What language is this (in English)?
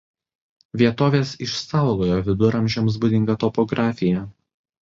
Lithuanian